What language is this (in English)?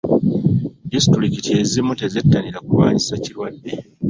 Ganda